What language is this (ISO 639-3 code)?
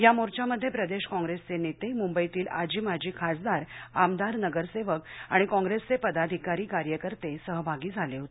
mar